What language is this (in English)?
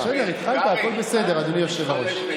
Hebrew